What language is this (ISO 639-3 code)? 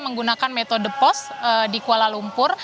ind